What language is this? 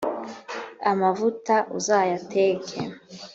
Kinyarwanda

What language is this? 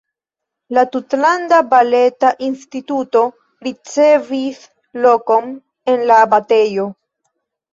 Esperanto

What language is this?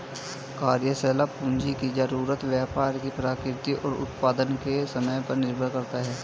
Hindi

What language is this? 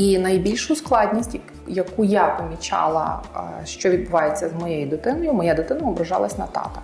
Ukrainian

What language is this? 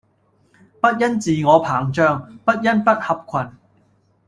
Cantonese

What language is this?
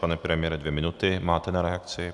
Czech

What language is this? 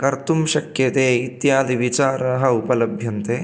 Sanskrit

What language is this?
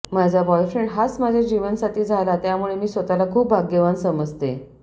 Marathi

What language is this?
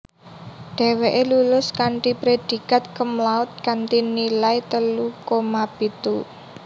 Javanese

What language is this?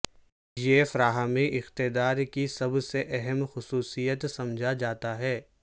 Urdu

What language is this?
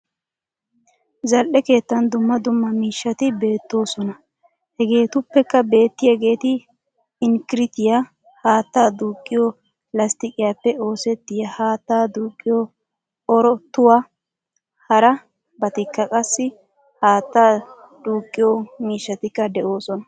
Wolaytta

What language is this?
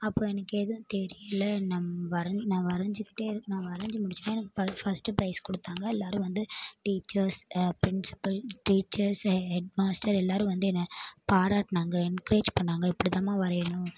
Tamil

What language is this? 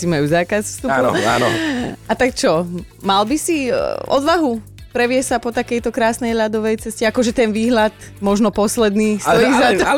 Slovak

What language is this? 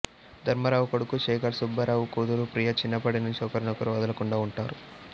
Telugu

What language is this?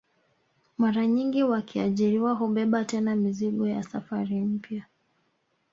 Swahili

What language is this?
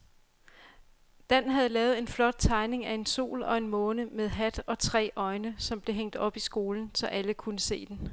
Danish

